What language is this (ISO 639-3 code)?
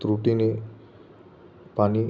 mar